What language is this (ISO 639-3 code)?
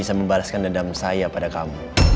ind